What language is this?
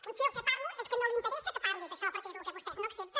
Catalan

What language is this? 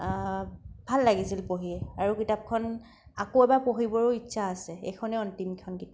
Assamese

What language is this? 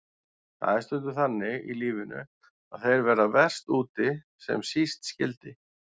Icelandic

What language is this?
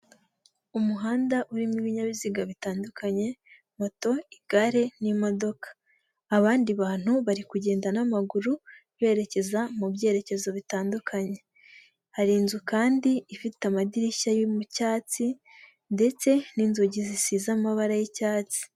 Kinyarwanda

